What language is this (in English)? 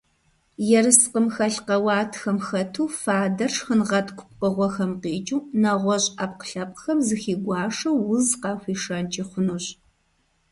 Kabardian